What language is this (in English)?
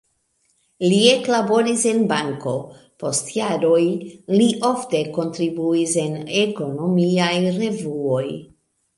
Esperanto